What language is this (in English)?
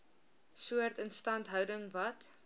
Afrikaans